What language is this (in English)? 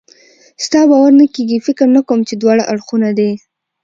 Pashto